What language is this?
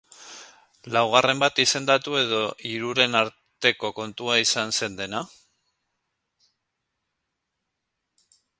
Basque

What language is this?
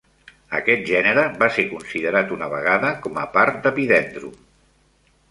Catalan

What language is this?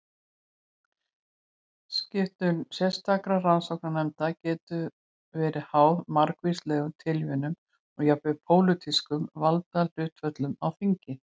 Icelandic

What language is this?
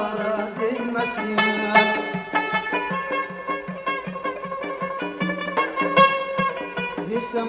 Uzbek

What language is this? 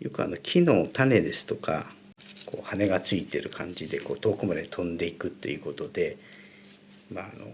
Japanese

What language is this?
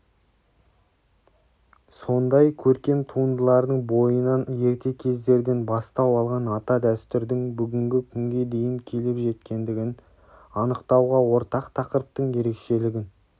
Kazakh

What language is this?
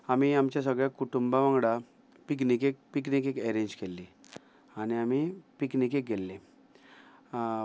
Konkani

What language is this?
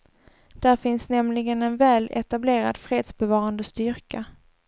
Swedish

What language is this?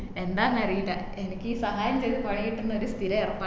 Malayalam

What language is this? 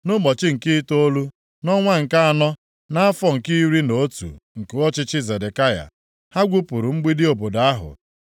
Igbo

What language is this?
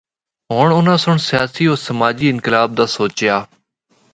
Northern Hindko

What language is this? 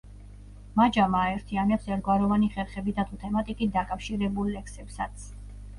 Georgian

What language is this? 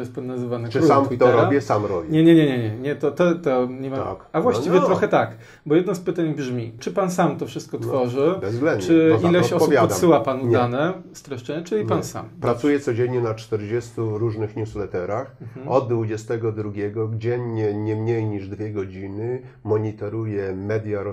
Polish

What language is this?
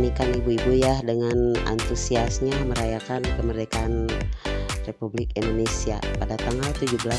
Indonesian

